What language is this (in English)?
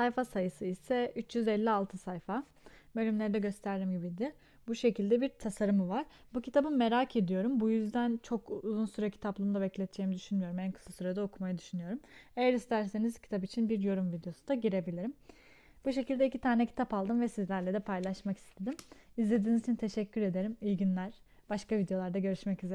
Turkish